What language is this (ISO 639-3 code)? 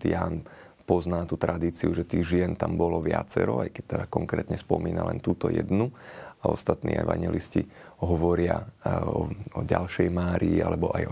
slk